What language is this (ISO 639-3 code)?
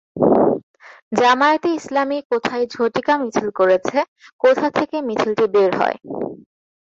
ben